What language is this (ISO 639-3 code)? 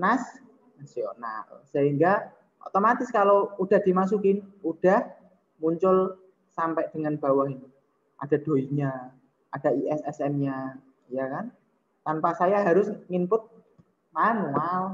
ind